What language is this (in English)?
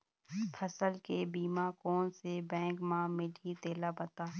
Chhattisgarhi